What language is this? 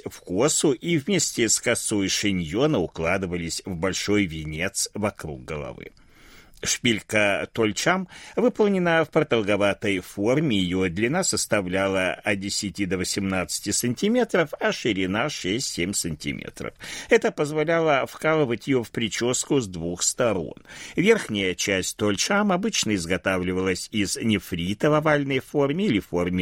Russian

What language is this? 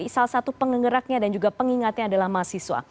Indonesian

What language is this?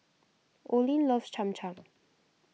English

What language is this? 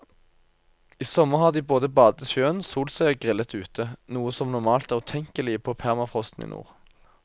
Norwegian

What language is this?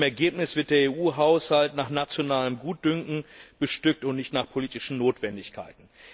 German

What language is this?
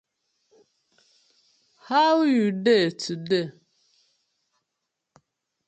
Nigerian Pidgin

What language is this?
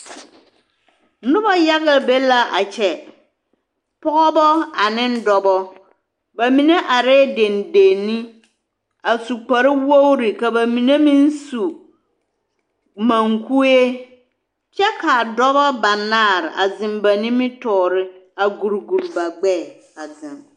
Southern Dagaare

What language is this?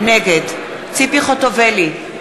Hebrew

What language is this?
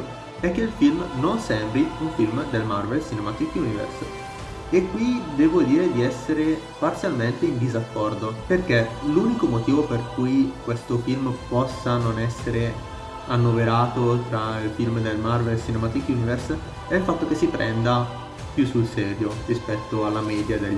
Italian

